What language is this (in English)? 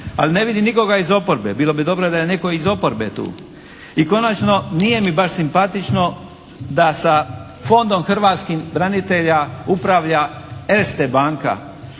Croatian